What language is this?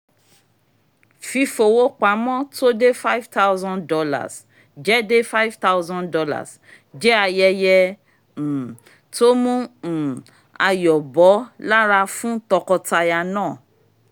Yoruba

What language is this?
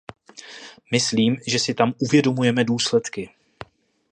Czech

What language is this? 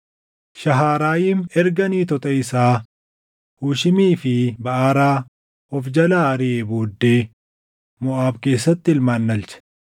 Oromo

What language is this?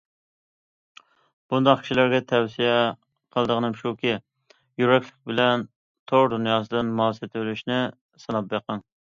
Uyghur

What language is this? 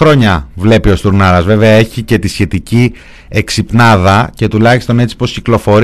Greek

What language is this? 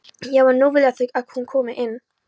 Icelandic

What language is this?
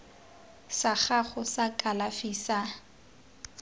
Tswana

